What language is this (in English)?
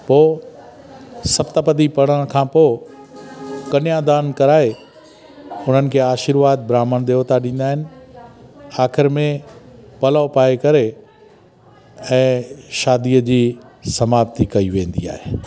Sindhi